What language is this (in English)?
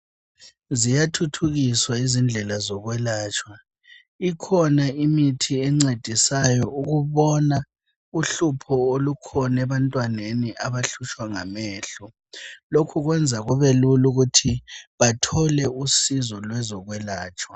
North Ndebele